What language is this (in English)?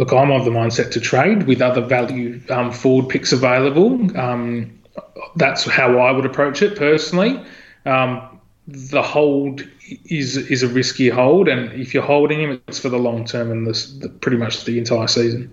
English